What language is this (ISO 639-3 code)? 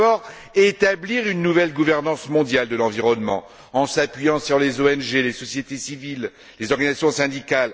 fra